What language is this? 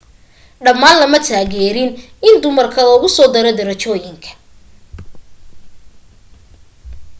Somali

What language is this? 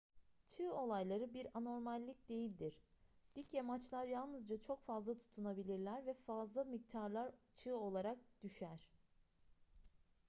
Turkish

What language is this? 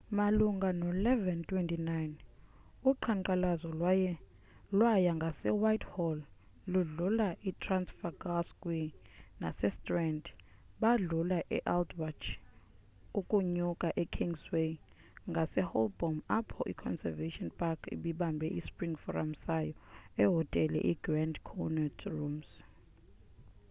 Xhosa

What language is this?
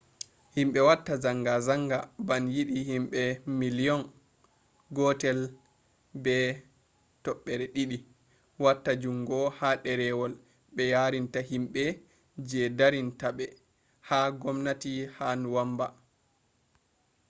Fula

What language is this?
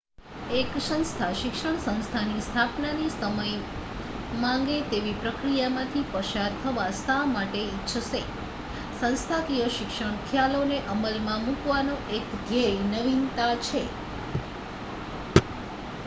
Gujarati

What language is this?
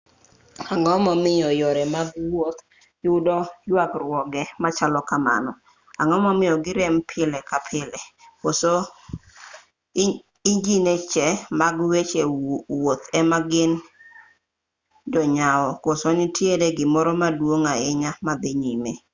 Luo (Kenya and Tanzania)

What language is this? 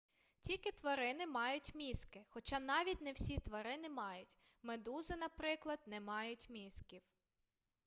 Ukrainian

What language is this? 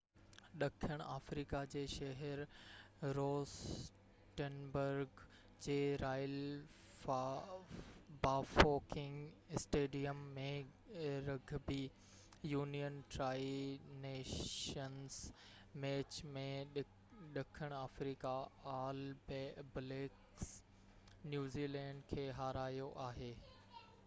Sindhi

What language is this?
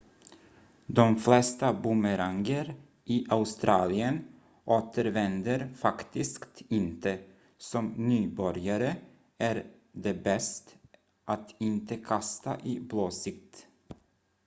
Swedish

